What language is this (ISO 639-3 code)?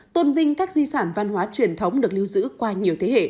vie